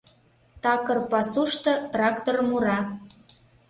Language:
Mari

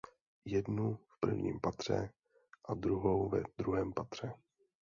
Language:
Czech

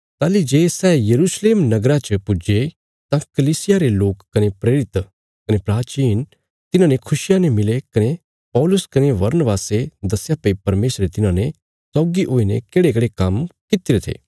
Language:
Bilaspuri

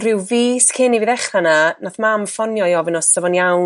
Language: Welsh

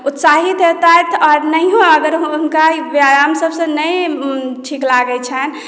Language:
Maithili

